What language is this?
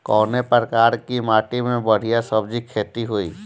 Bhojpuri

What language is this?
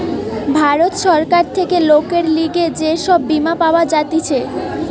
Bangla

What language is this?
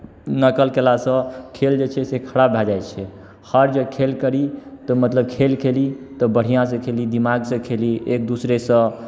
Maithili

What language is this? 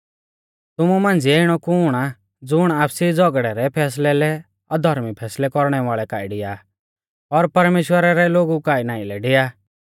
Mahasu Pahari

